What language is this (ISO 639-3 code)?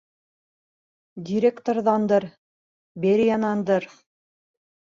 bak